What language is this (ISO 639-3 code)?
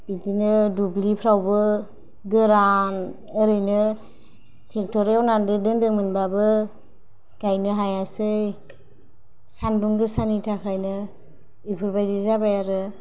brx